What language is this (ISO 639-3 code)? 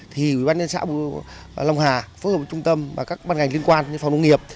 vie